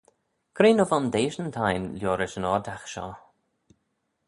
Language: Manx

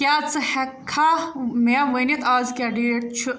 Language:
Kashmiri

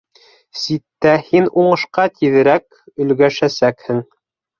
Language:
Bashkir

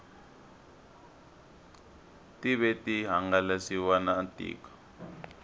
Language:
Tsonga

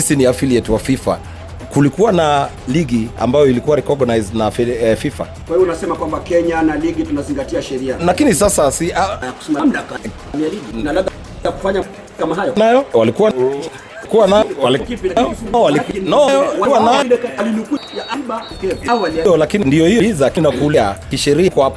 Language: Swahili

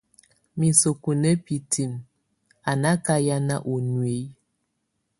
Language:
Tunen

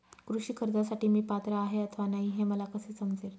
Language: Marathi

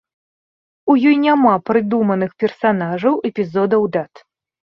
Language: Belarusian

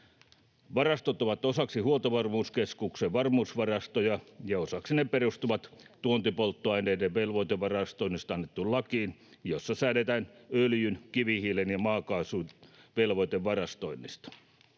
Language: Finnish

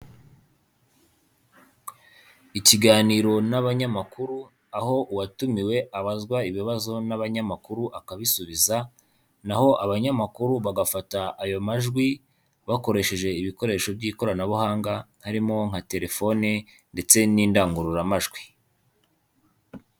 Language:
Kinyarwanda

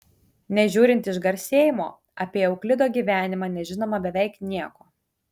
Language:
Lithuanian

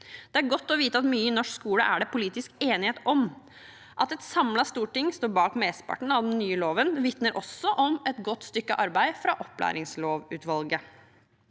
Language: Norwegian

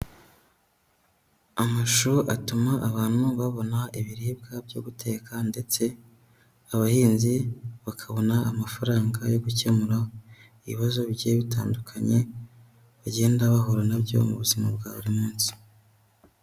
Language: Kinyarwanda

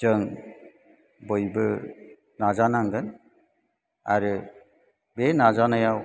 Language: Bodo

